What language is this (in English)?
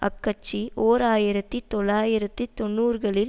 Tamil